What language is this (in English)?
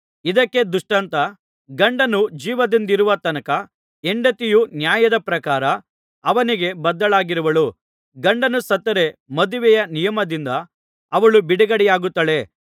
Kannada